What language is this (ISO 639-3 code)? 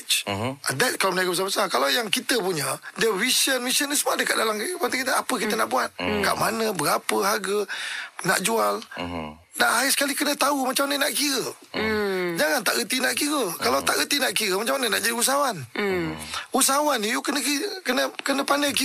msa